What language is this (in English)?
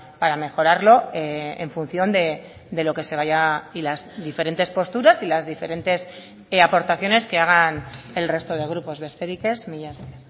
Spanish